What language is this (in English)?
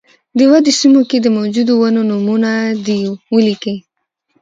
Pashto